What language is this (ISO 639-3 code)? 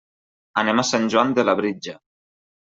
cat